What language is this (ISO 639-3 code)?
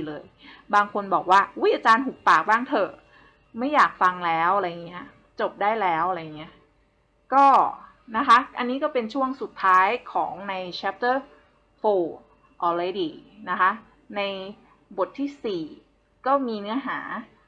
tha